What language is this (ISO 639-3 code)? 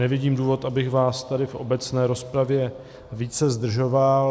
ces